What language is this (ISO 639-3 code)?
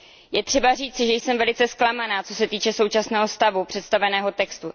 ces